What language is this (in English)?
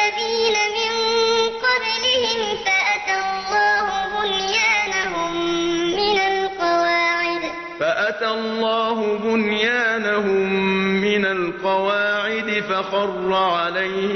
Arabic